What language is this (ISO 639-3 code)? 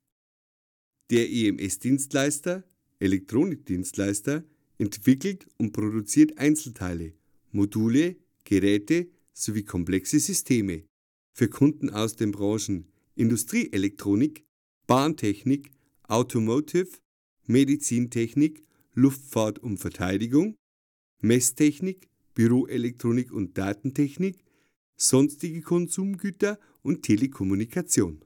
deu